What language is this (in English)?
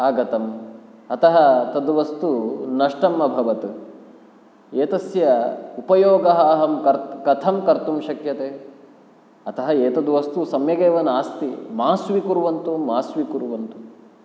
Sanskrit